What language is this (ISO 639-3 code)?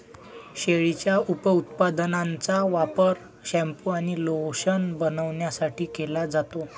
mar